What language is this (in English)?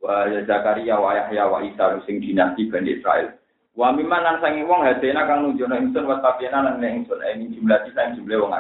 Indonesian